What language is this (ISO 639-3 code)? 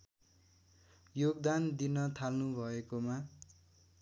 nep